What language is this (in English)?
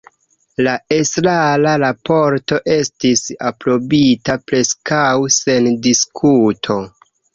Esperanto